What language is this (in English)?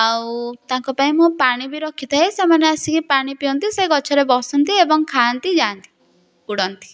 Odia